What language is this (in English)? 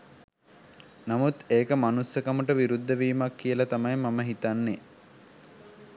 Sinhala